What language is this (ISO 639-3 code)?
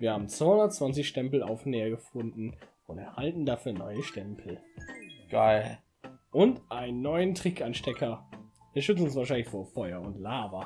deu